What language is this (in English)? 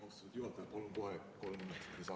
Estonian